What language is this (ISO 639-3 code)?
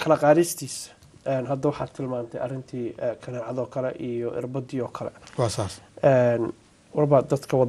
ara